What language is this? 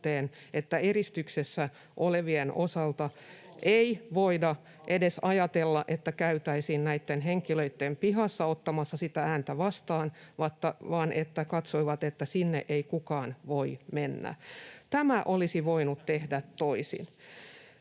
Finnish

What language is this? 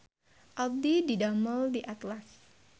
Sundanese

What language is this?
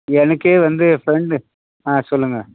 Tamil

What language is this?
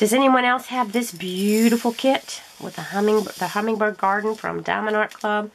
English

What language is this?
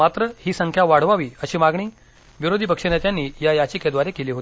Marathi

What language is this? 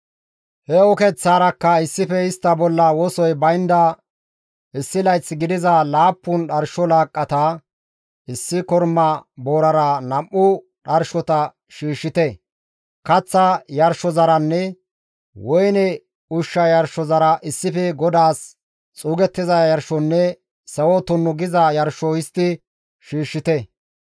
Gamo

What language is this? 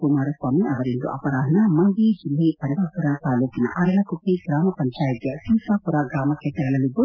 Kannada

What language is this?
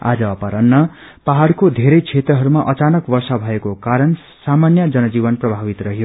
Nepali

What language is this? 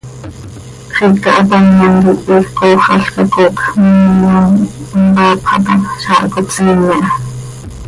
Seri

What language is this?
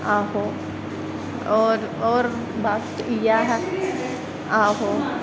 Dogri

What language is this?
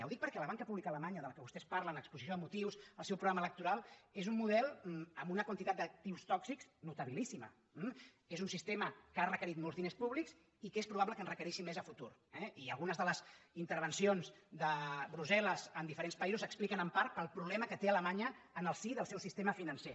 Catalan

